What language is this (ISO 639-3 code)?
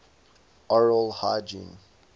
eng